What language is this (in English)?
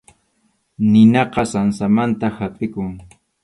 Arequipa-La Unión Quechua